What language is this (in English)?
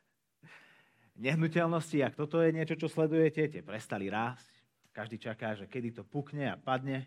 Slovak